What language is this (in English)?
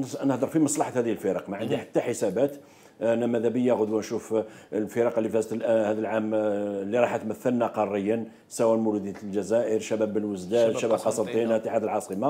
Arabic